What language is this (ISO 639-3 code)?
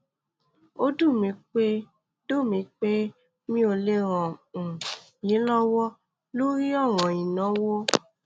yor